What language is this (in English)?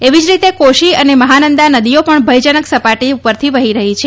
Gujarati